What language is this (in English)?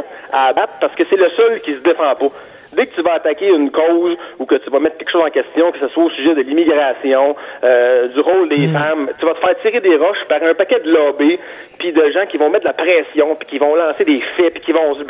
French